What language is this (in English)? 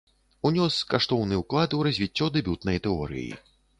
Belarusian